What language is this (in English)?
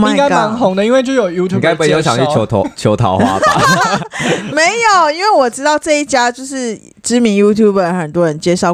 Chinese